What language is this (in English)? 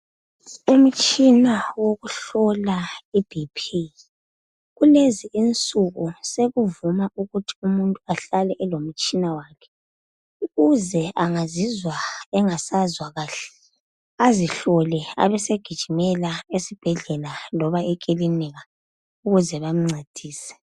North Ndebele